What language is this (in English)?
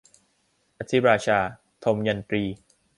Thai